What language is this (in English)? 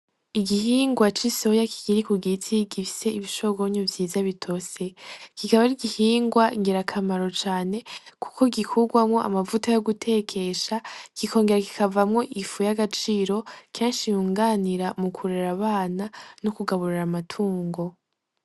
Rundi